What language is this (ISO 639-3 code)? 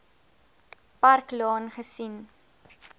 afr